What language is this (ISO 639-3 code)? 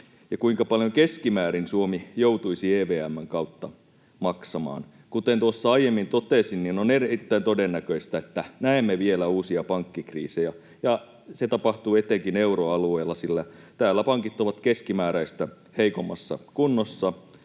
fin